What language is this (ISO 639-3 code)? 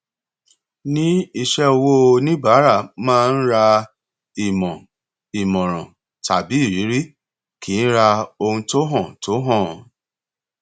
yor